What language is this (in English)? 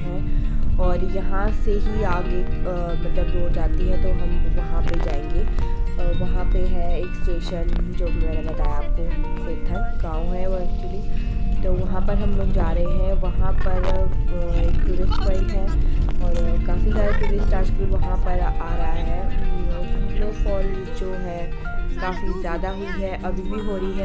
Hindi